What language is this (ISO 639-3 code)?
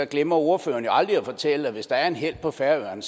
dan